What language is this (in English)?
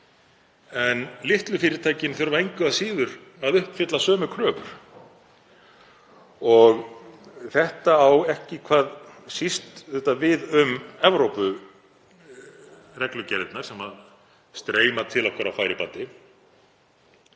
Icelandic